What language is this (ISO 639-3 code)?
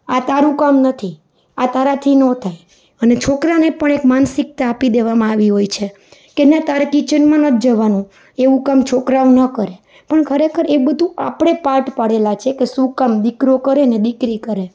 guj